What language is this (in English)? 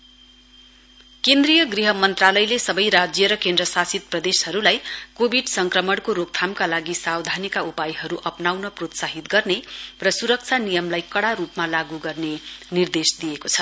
Nepali